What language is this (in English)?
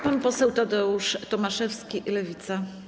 Polish